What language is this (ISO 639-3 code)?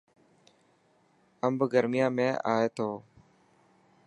mki